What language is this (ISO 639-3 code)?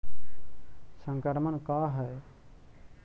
mag